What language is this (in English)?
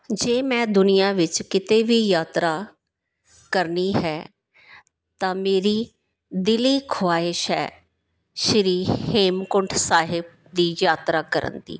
Punjabi